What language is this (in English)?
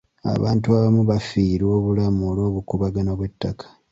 Ganda